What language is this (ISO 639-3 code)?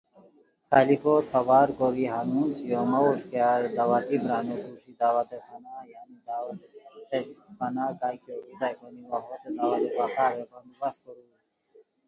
khw